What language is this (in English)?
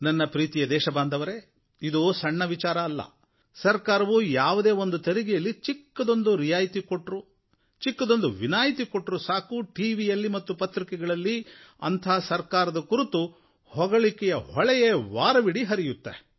Kannada